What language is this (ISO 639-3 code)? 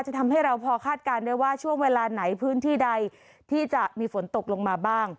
tha